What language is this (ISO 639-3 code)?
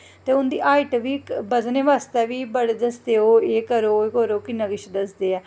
doi